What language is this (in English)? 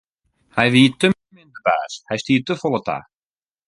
Western Frisian